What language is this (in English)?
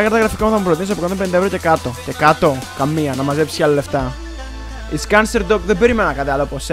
Greek